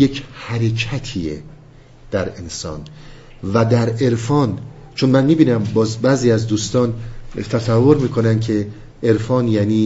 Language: Persian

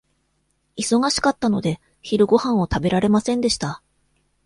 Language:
Japanese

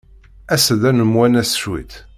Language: Kabyle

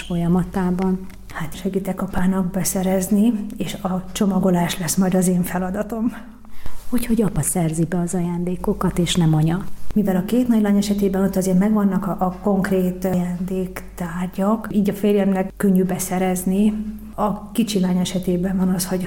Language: Hungarian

